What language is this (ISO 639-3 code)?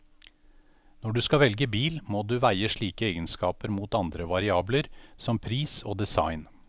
nor